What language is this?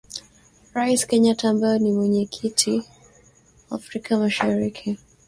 Swahili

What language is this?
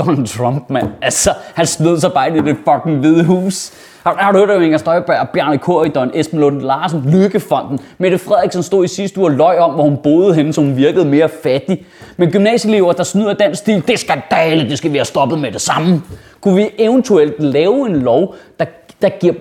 Danish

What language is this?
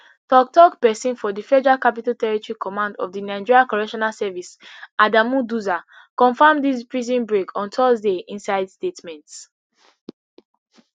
Nigerian Pidgin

